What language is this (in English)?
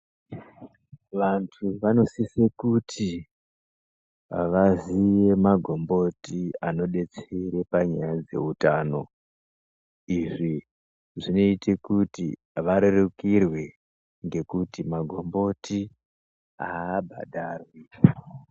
Ndau